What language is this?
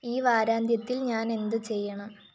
Malayalam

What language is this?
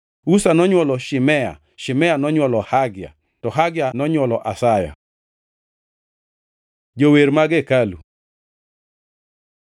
Luo (Kenya and Tanzania)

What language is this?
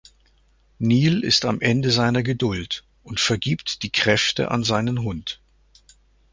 German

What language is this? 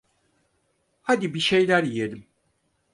Turkish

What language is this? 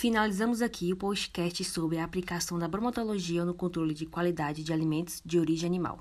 Portuguese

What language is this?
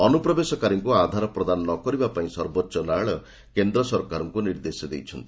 Odia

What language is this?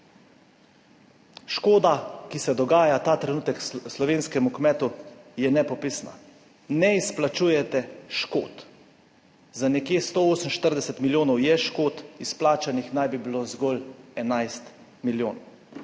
Slovenian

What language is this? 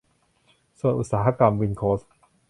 Thai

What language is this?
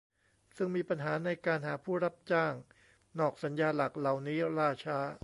Thai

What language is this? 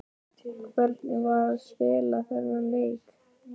Icelandic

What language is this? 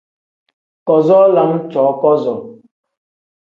Tem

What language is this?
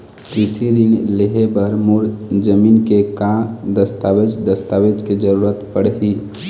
Chhattisgarhi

